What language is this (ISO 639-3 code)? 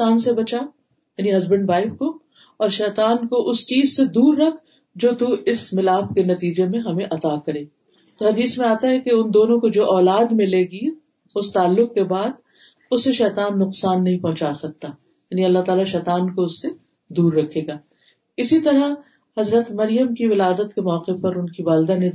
urd